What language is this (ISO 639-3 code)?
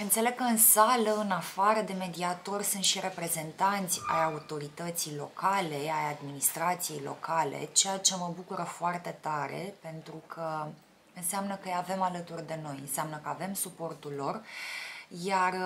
ron